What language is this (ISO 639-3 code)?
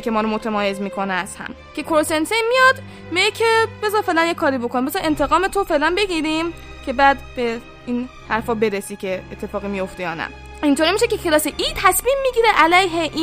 fas